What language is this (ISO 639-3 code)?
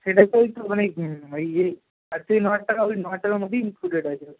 ben